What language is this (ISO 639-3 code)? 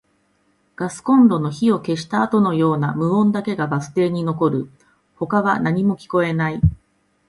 jpn